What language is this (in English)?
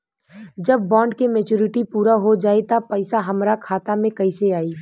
Bhojpuri